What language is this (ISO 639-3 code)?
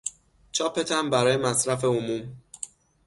fas